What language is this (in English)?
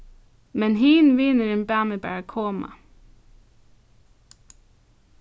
Faroese